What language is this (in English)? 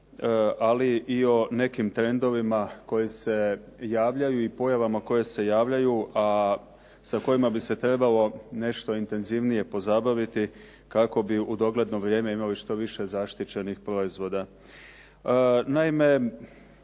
Croatian